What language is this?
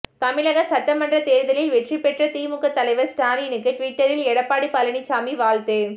Tamil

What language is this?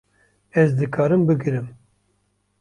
Kurdish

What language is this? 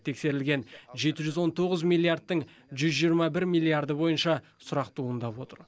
Kazakh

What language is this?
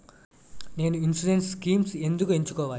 Telugu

